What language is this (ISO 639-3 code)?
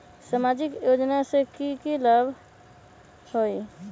mag